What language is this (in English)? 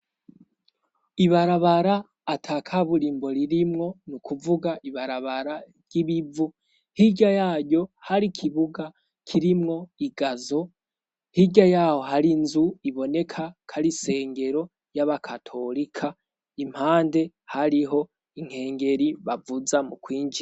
Rundi